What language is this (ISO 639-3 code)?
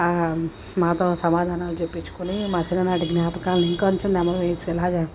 tel